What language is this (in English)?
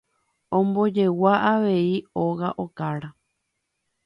Guarani